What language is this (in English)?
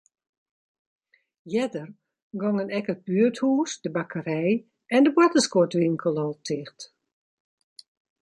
Western Frisian